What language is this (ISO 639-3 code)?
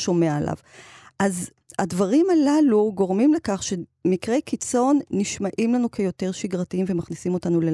heb